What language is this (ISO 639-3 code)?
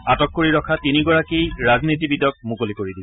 asm